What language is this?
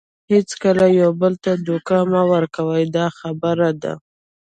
Pashto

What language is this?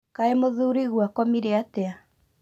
Kikuyu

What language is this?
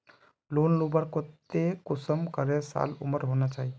Magahi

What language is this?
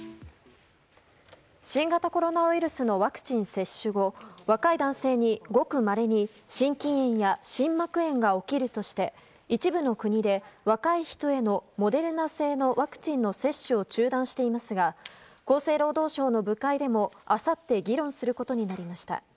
Japanese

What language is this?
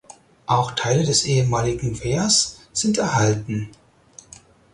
German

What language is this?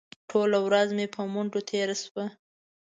Pashto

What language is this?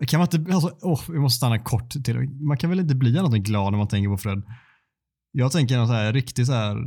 Swedish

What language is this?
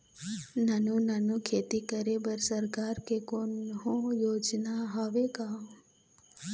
Chhattisgarhi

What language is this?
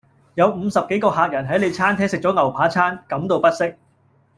Cantonese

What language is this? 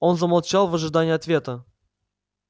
Russian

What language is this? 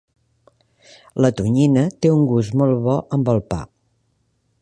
Catalan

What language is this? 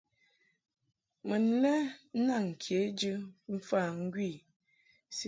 Mungaka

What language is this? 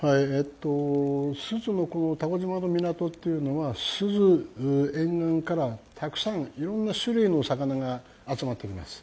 Japanese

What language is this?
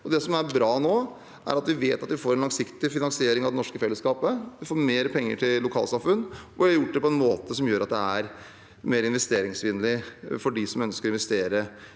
Norwegian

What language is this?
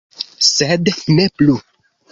Esperanto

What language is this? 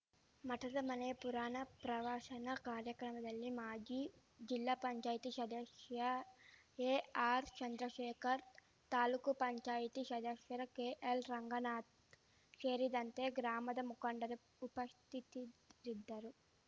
Kannada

